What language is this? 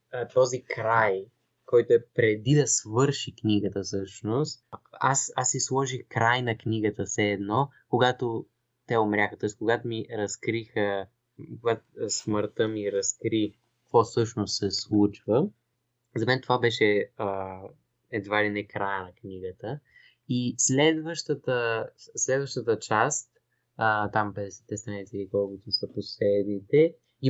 Bulgarian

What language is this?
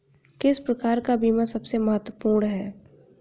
Hindi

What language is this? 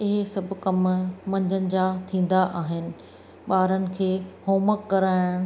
Sindhi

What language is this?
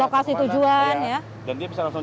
Indonesian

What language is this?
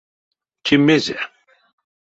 Erzya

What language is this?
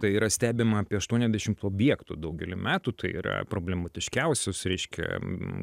Lithuanian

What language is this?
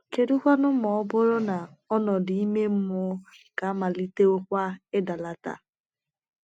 Igbo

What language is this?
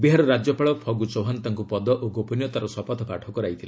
Odia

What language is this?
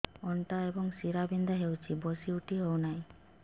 Odia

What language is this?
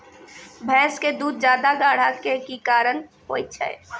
Maithili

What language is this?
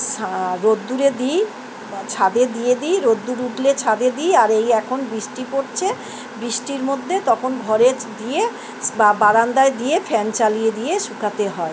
Bangla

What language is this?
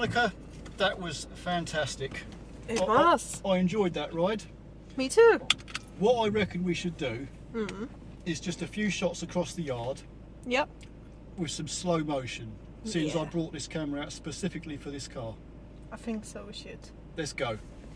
English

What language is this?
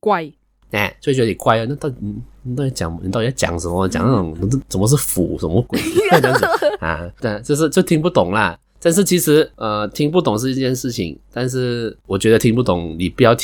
Chinese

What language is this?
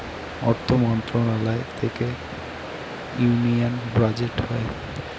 Bangla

